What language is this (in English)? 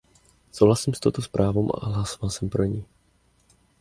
Czech